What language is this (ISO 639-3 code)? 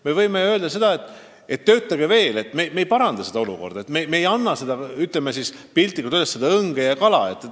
est